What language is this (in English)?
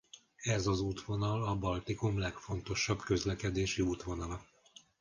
Hungarian